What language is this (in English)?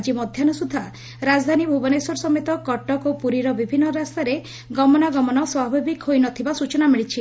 Odia